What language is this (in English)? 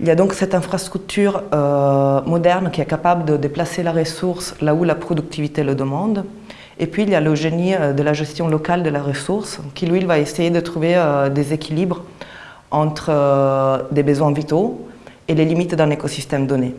French